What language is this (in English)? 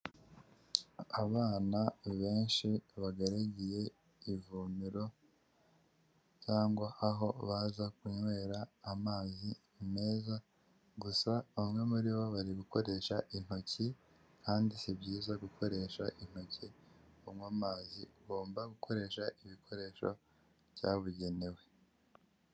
Kinyarwanda